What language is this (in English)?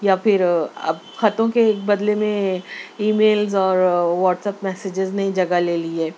Urdu